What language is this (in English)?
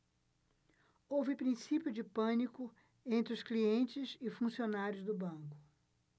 Portuguese